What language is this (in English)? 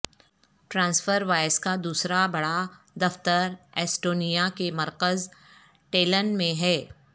Urdu